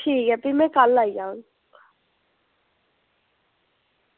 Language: Dogri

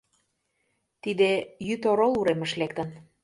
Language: Mari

